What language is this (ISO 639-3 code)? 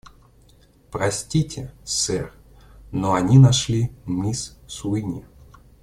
rus